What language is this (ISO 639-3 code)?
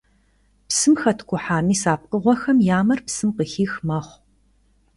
kbd